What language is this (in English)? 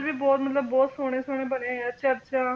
Punjabi